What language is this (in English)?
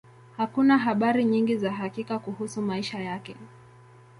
Swahili